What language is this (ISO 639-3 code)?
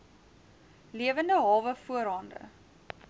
afr